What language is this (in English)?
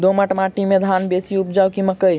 Maithili